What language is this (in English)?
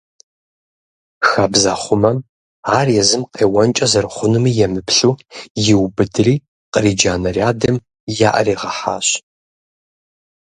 Kabardian